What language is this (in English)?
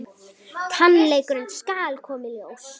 Icelandic